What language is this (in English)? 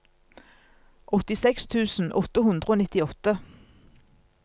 Norwegian